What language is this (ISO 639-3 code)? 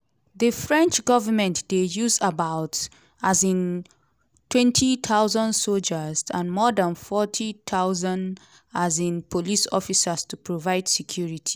pcm